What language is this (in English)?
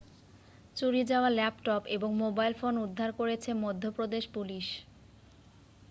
Bangla